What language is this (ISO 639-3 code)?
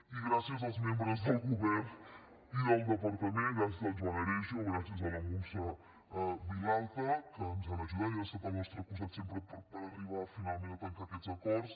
cat